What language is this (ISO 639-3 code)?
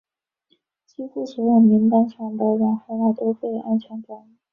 zho